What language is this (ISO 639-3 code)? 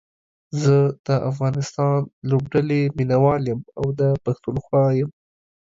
pus